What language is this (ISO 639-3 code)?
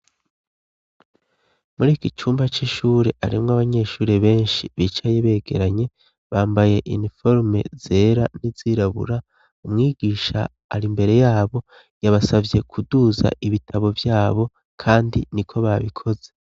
run